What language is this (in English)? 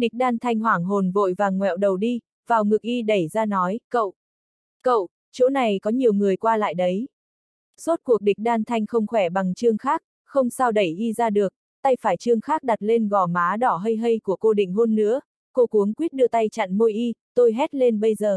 Vietnamese